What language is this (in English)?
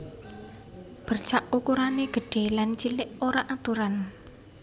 Javanese